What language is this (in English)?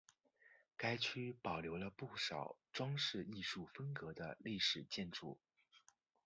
Chinese